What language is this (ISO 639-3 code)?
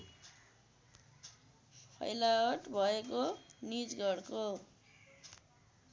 nep